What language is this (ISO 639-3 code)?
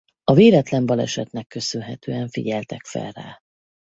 hun